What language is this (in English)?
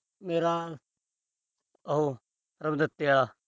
Punjabi